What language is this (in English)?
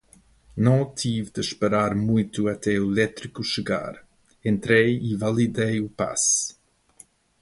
Portuguese